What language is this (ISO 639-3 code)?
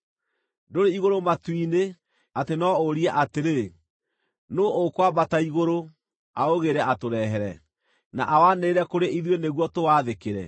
kik